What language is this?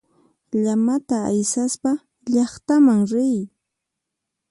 Puno Quechua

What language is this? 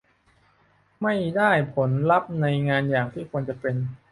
Thai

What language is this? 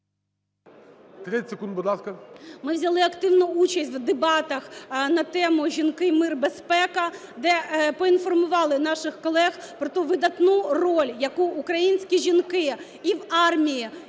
Ukrainian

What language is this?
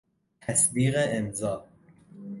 Persian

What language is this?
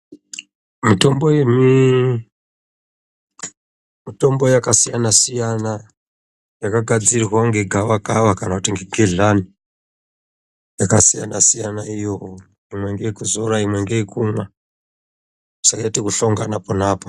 Ndau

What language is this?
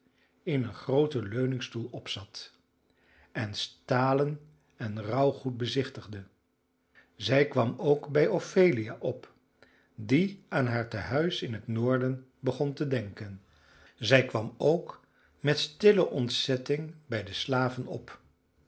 Dutch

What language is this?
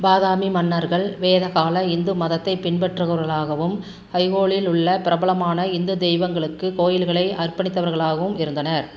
Tamil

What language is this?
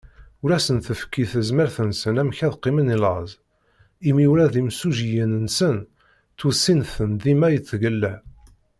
Kabyle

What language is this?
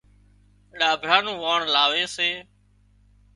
Wadiyara Koli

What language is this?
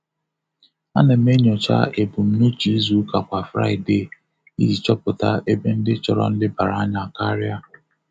Igbo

